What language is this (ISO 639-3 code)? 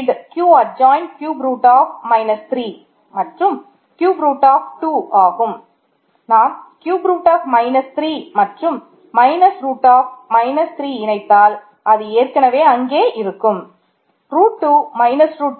tam